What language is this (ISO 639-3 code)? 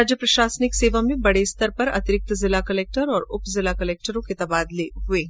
hin